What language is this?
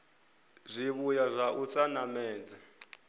Venda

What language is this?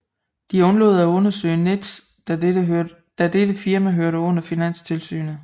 Danish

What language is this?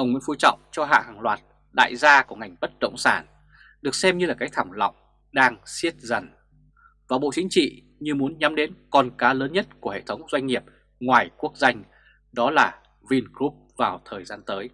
Vietnamese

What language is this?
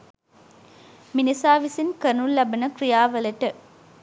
Sinhala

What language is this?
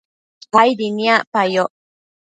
Matsés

